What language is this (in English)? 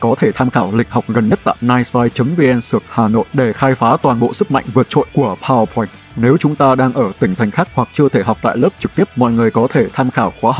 Vietnamese